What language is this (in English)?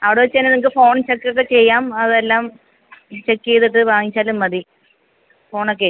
Malayalam